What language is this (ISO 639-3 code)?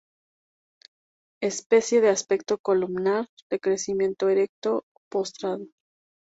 spa